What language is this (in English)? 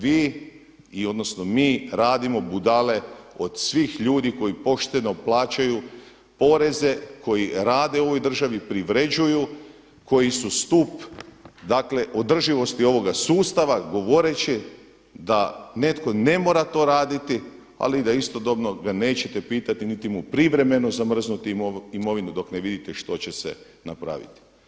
Croatian